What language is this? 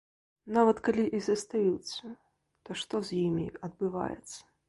Belarusian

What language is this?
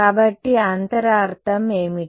Telugu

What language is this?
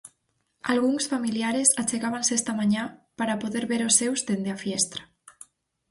Galician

